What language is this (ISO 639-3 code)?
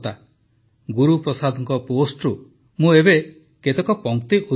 ori